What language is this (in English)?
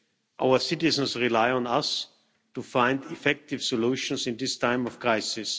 English